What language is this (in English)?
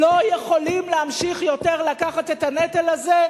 Hebrew